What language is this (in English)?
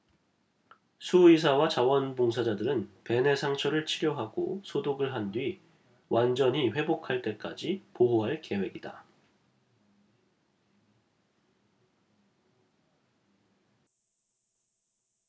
Korean